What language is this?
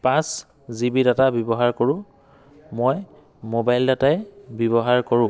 Assamese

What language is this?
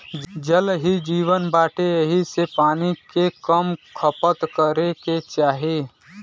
Bhojpuri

